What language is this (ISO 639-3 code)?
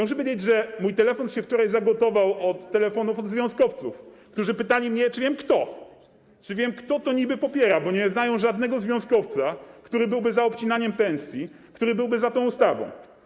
pol